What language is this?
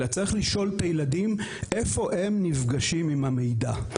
Hebrew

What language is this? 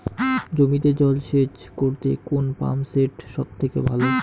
Bangla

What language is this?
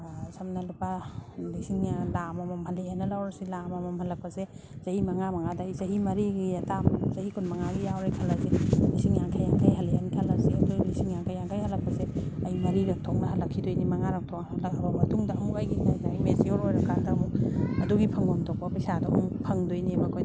Manipuri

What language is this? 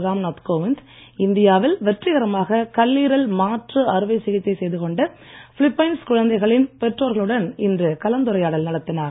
Tamil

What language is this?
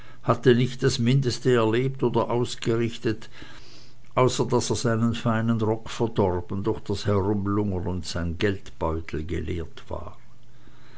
German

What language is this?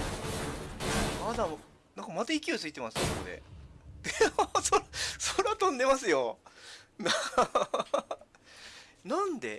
Japanese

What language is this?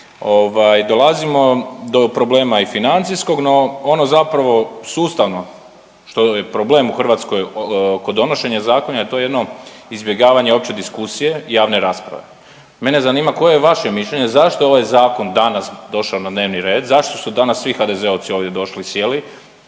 Croatian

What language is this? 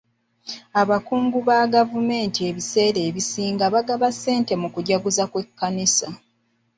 Ganda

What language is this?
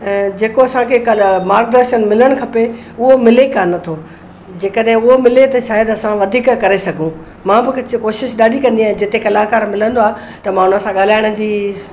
Sindhi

